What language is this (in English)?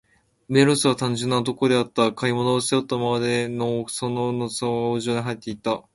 Japanese